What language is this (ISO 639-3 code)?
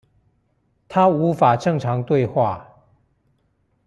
zho